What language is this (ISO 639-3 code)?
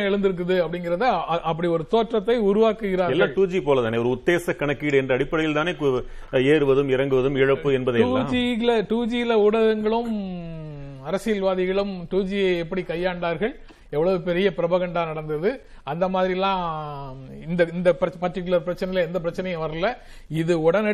tam